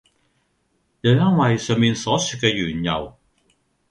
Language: Cantonese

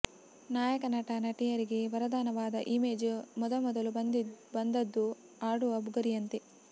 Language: Kannada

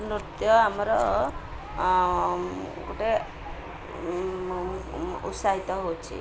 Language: Odia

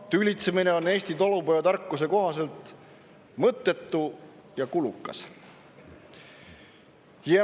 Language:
Estonian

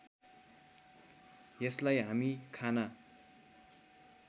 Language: Nepali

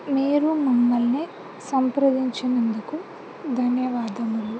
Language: Telugu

